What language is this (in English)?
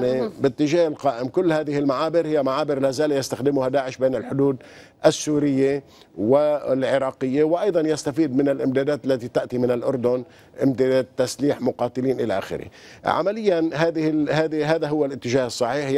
Arabic